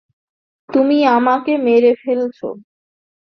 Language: Bangla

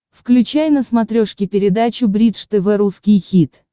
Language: Russian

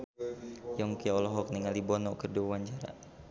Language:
Sundanese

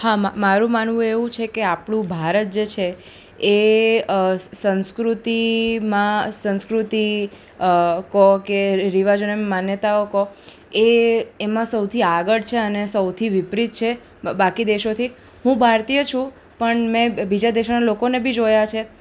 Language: Gujarati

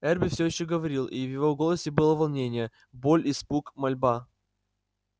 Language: Russian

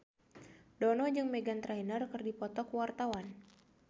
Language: Sundanese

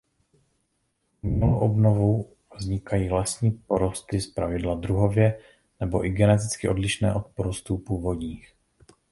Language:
Czech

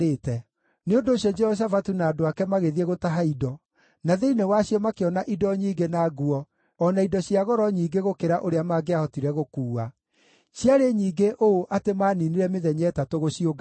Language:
Kikuyu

